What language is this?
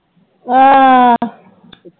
Punjabi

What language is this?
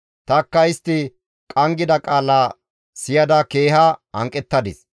Gamo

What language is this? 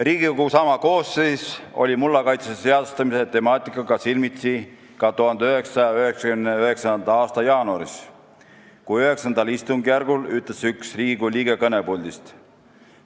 Estonian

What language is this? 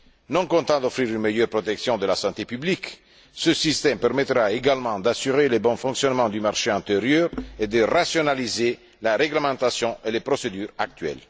French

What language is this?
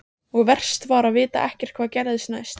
Icelandic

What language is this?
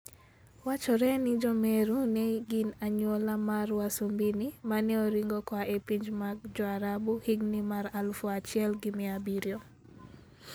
Luo (Kenya and Tanzania)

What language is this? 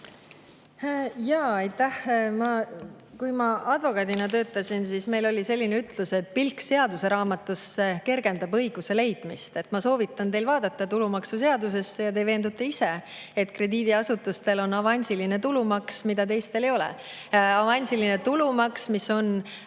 Estonian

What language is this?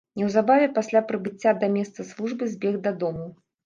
Belarusian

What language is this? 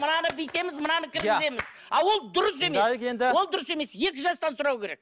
Kazakh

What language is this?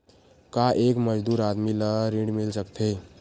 Chhattisgarhi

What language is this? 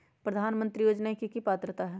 Magahi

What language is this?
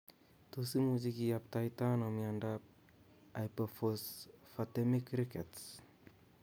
Kalenjin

